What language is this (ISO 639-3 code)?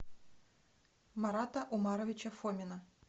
rus